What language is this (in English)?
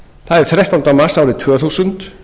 Icelandic